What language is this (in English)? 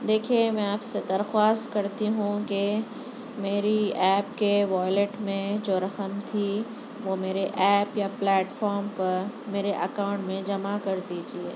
Urdu